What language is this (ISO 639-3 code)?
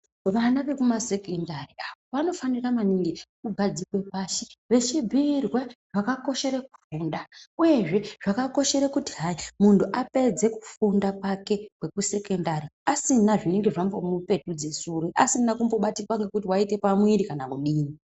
ndc